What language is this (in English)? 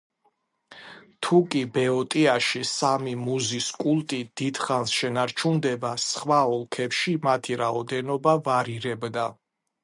Georgian